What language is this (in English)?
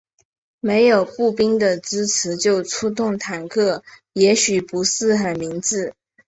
Chinese